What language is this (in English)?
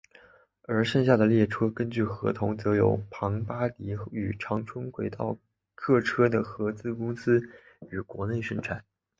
Chinese